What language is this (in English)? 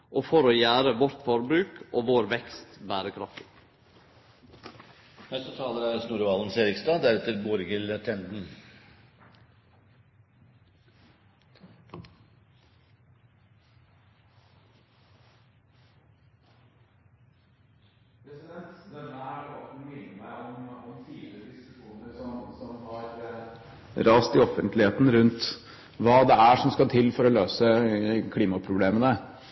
Norwegian